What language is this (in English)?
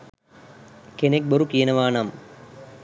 Sinhala